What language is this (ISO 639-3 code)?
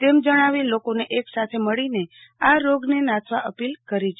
guj